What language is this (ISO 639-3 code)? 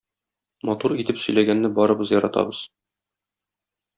tat